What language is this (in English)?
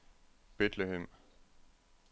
Danish